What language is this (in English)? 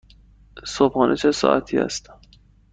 Persian